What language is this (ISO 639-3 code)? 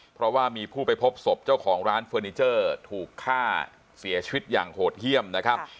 tha